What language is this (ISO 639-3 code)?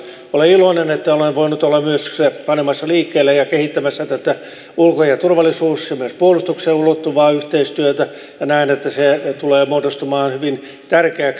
fin